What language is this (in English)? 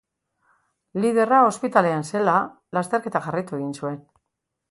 Basque